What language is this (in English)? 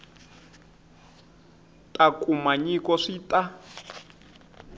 Tsonga